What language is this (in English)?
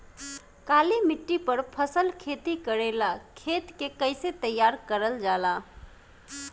Bhojpuri